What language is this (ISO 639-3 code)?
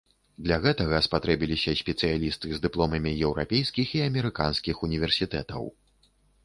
bel